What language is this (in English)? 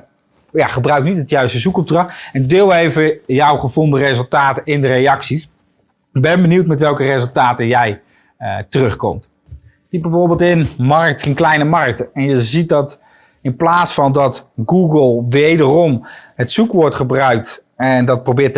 Dutch